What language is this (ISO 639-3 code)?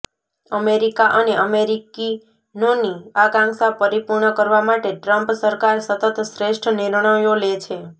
guj